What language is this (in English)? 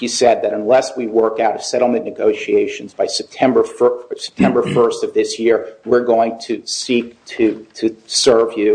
English